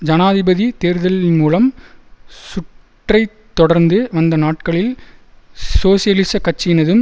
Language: Tamil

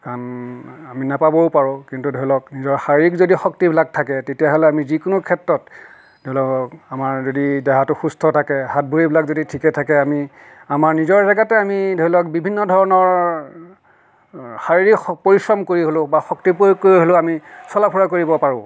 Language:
Assamese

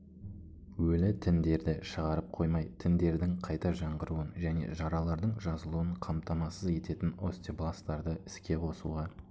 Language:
Kazakh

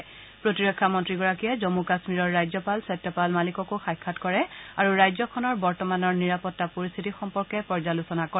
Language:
Assamese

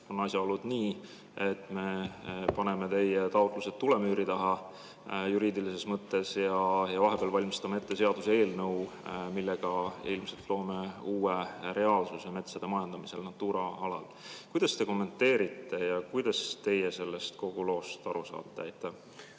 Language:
Estonian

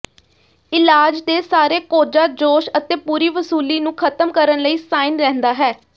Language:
Punjabi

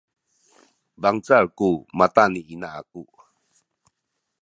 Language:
Sakizaya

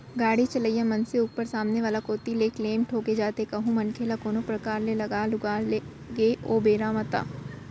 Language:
Chhattisgarhi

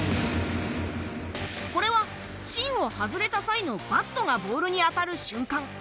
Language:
Japanese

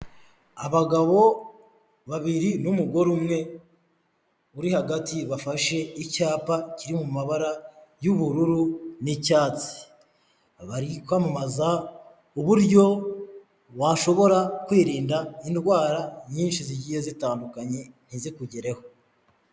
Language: Kinyarwanda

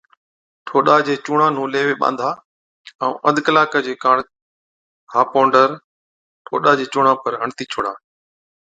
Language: Od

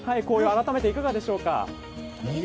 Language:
Japanese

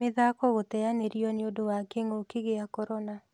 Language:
Kikuyu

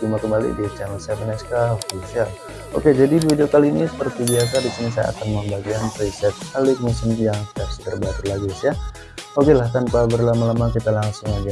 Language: Indonesian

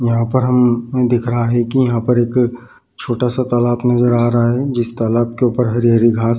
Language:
Hindi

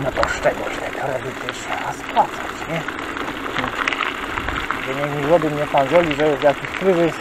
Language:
Polish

